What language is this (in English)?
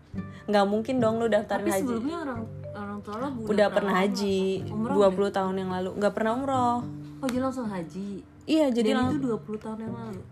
Indonesian